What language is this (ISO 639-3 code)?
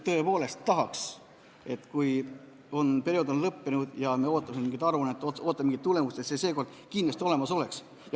est